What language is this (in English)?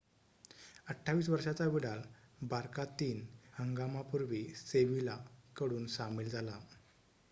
Marathi